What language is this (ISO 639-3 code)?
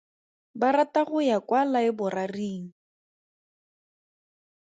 tsn